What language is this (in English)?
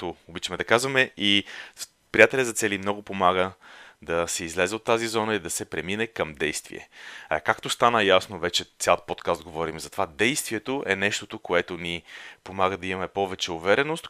Bulgarian